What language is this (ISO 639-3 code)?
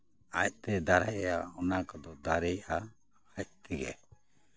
sat